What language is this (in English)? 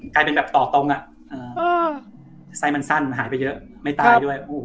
Thai